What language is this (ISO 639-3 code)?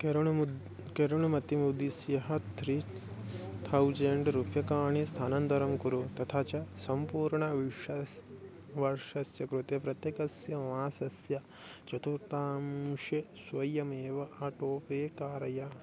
san